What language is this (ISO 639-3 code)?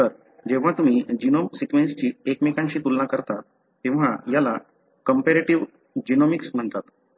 mar